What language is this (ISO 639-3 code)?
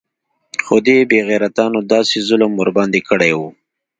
pus